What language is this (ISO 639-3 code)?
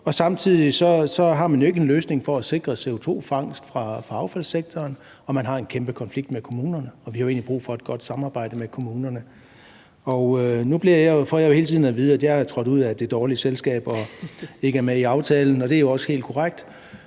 dan